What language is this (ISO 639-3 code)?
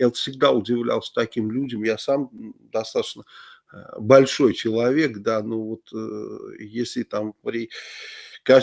rus